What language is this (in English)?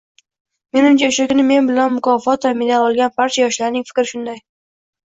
Uzbek